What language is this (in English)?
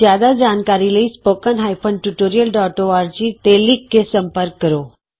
Punjabi